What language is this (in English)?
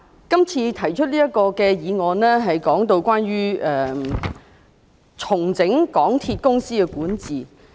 Cantonese